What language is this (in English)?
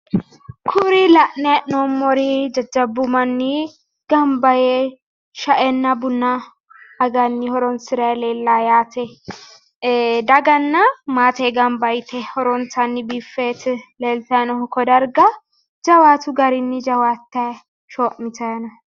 Sidamo